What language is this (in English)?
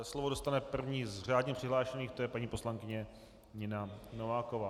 Czech